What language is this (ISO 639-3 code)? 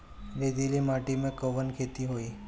bho